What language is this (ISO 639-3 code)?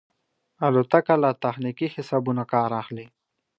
pus